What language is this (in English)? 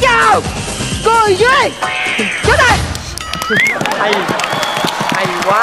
Vietnamese